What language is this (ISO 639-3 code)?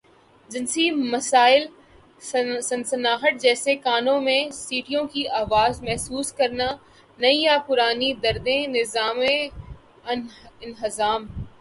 urd